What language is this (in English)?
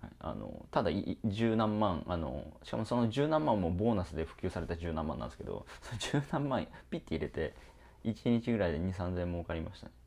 Japanese